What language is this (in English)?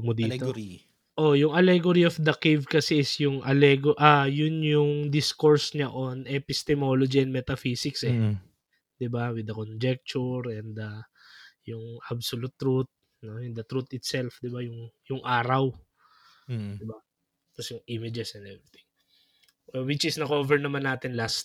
Filipino